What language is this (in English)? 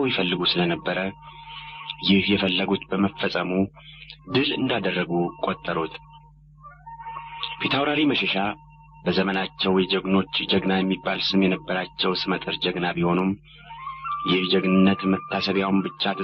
Arabic